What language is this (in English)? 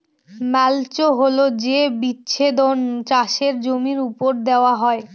Bangla